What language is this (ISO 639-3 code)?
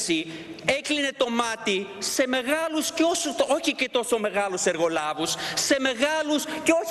ell